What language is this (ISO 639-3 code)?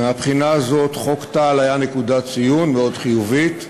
heb